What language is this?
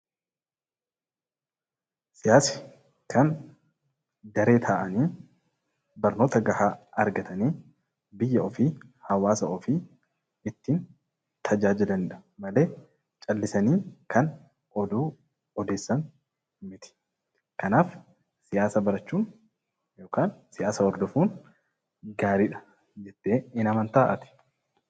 Oromo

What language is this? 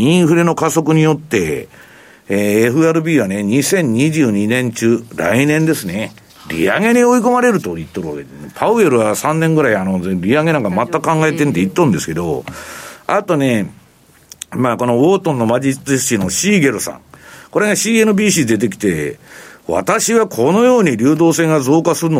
Japanese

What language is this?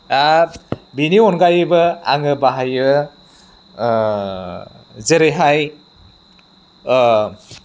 Bodo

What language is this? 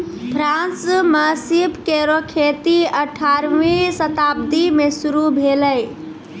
Maithili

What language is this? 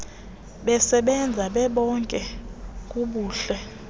Xhosa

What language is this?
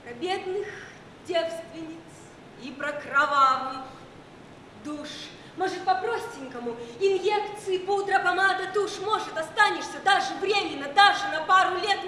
Russian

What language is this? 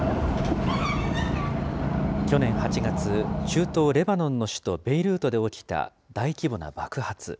Japanese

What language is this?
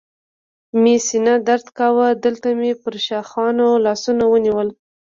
Pashto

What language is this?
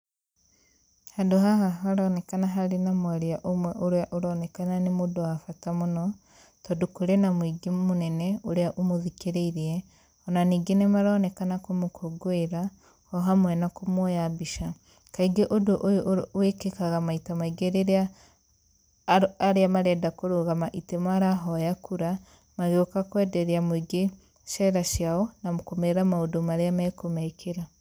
Kikuyu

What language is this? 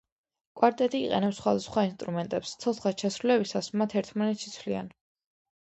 Georgian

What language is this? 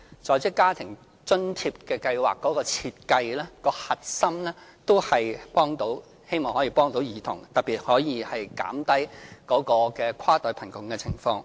Cantonese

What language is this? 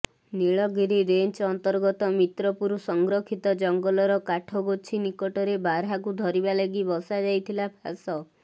Odia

